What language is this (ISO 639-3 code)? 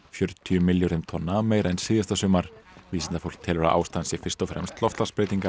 isl